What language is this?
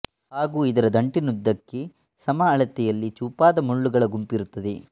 Kannada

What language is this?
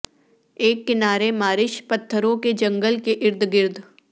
Urdu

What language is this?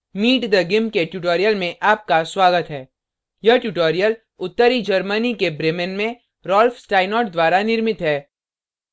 Hindi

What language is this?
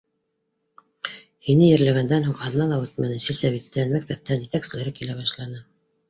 Bashkir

